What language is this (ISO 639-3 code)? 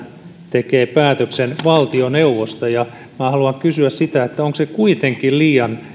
fin